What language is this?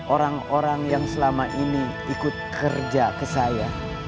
Indonesian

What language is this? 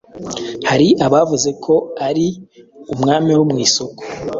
Kinyarwanda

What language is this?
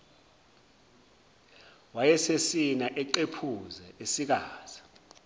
Zulu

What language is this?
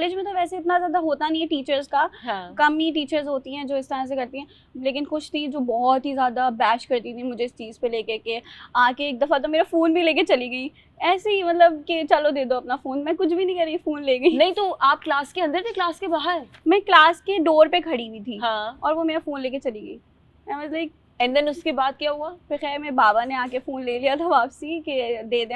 Hindi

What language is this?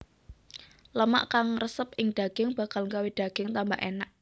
Javanese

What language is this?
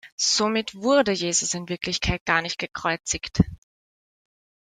German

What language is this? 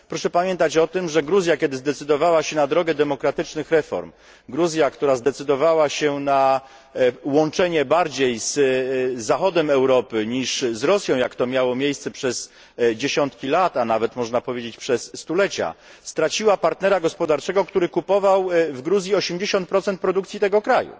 Polish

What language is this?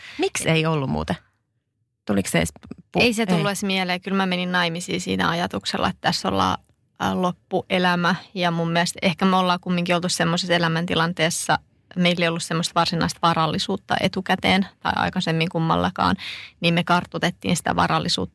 Finnish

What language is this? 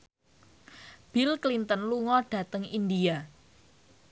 Javanese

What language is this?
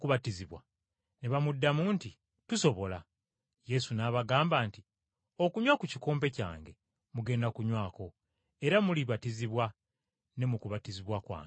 Ganda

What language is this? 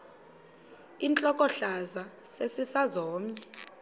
Xhosa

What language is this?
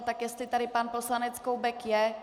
Czech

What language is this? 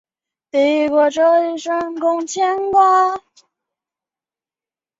Chinese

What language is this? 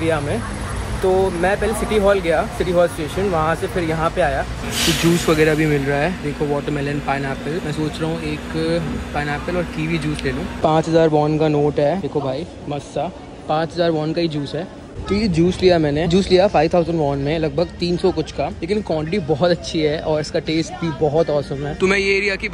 Hindi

